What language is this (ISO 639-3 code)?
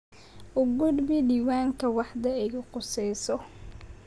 som